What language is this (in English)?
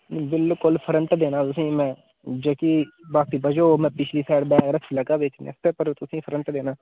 Dogri